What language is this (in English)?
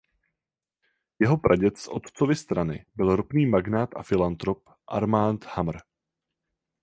Czech